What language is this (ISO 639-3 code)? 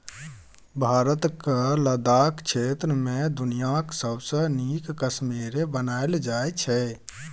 mai